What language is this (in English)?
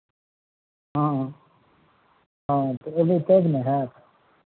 Maithili